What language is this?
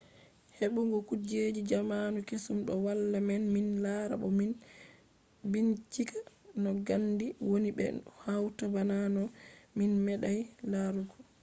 Fula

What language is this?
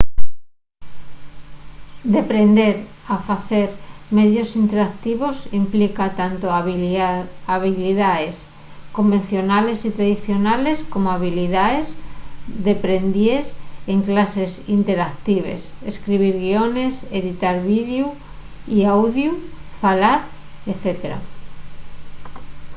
Asturian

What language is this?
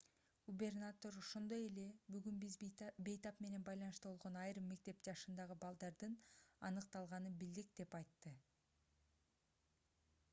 Kyrgyz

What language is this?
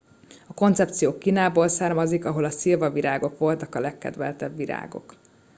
Hungarian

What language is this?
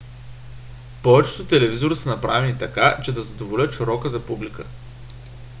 Bulgarian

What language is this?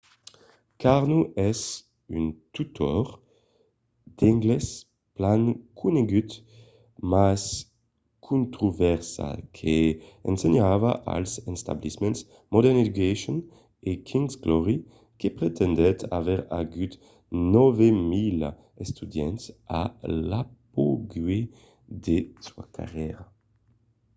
Occitan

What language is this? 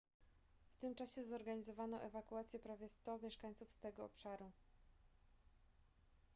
Polish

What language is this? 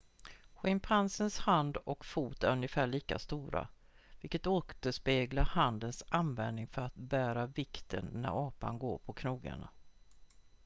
Swedish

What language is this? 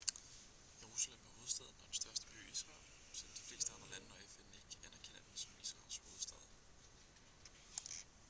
Danish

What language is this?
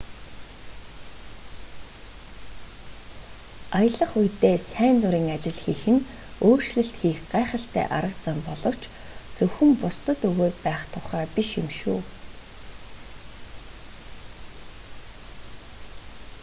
Mongolian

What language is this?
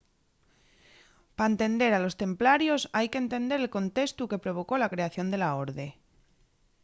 Asturian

